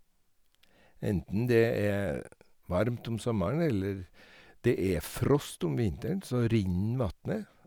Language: Norwegian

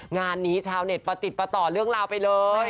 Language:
Thai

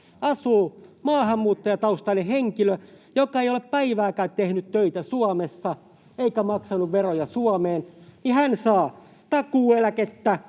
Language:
Finnish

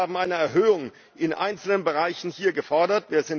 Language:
German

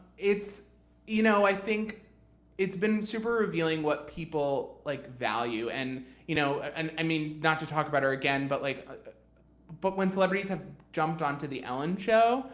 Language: English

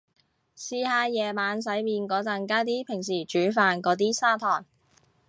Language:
Cantonese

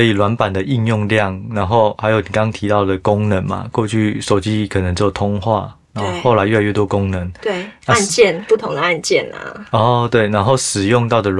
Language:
Chinese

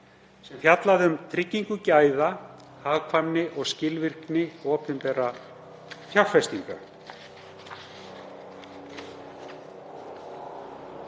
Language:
Icelandic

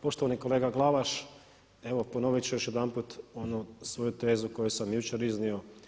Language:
Croatian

